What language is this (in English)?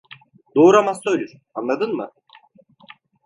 Turkish